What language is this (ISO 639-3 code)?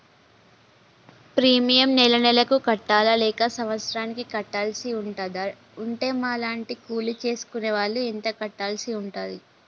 tel